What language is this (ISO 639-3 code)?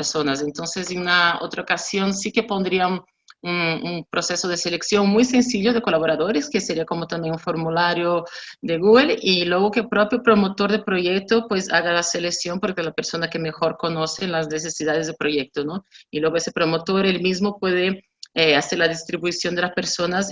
spa